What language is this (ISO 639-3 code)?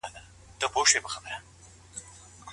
pus